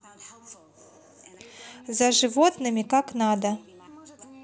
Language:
Russian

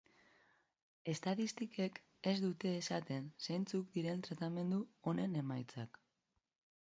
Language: Basque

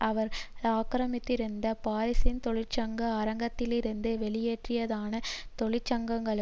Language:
Tamil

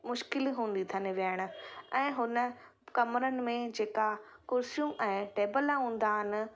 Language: Sindhi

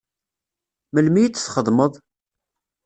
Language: Kabyle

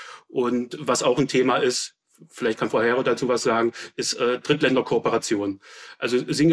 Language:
German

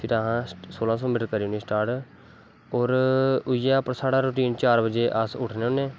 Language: Dogri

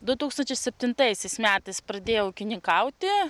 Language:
Lithuanian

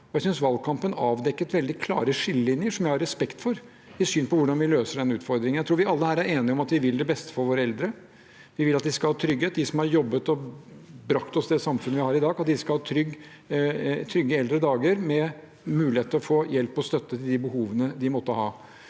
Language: Norwegian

